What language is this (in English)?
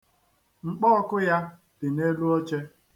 Igbo